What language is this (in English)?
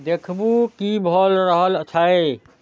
Maithili